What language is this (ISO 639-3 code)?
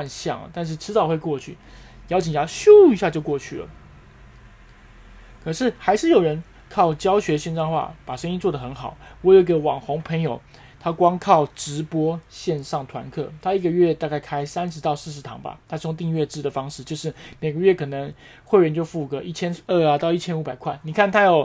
zho